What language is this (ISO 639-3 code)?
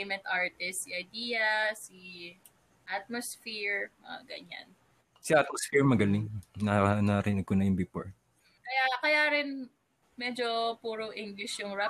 fil